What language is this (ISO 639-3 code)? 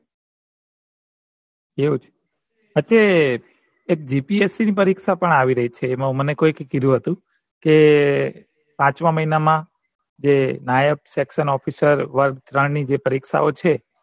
guj